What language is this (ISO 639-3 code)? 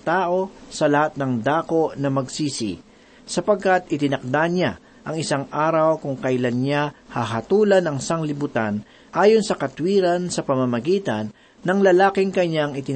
fil